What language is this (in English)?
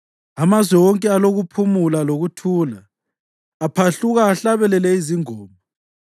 North Ndebele